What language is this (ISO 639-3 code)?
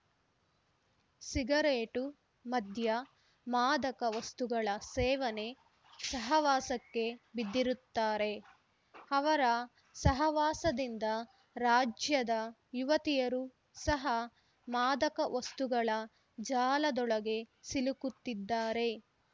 kan